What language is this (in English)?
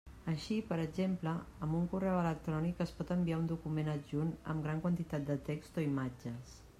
Catalan